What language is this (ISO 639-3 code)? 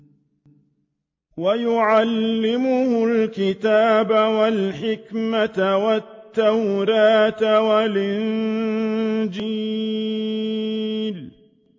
ara